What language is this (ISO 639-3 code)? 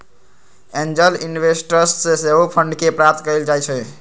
mag